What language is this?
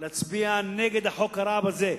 Hebrew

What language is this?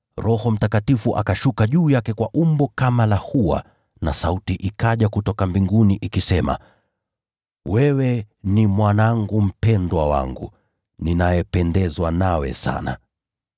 Swahili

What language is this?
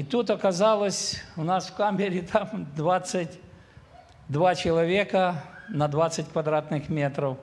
Ukrainian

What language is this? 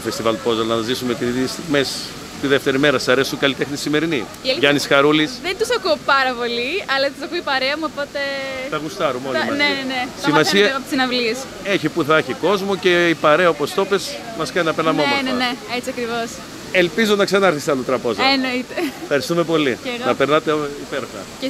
Greek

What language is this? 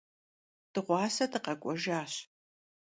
Kabardian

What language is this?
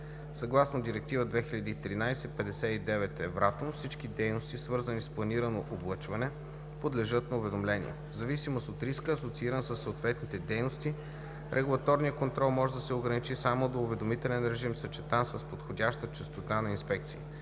Bulgarian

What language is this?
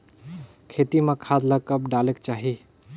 Chhattisgarhi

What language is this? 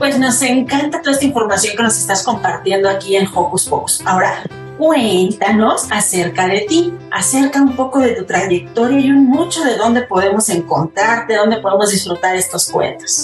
Spanish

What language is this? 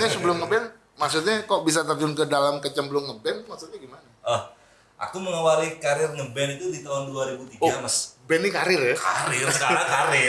Indonesian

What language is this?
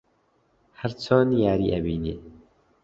Central Kurdish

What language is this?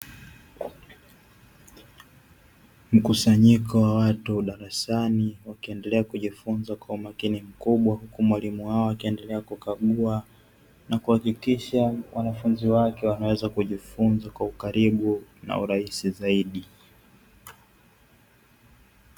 Swahili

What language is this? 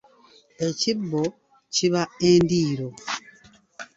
Ganda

